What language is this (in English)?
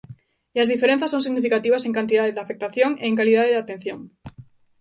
Galician